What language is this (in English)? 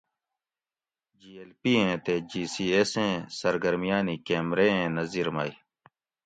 Gawri